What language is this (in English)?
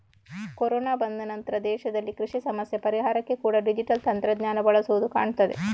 Kannada